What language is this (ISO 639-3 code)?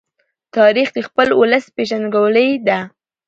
pus